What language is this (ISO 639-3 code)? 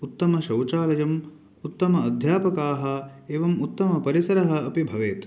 san